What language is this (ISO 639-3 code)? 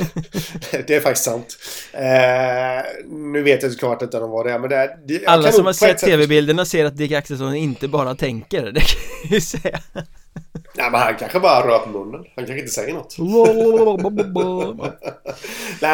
swe